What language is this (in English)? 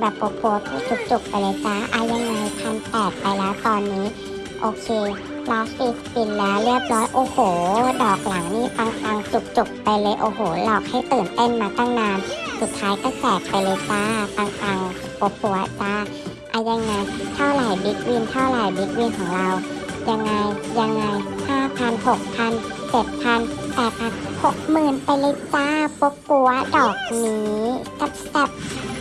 Thai